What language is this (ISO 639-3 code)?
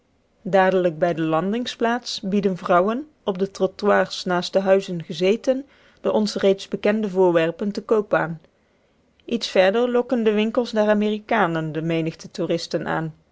nld